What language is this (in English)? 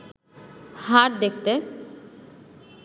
Bangla